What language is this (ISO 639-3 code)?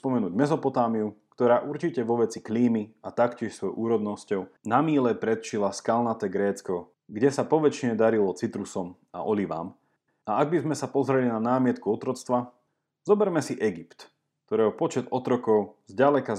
slk